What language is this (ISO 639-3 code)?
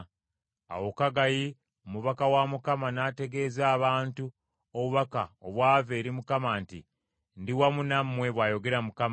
lug